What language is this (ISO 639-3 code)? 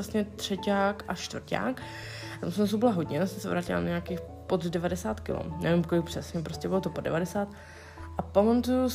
ces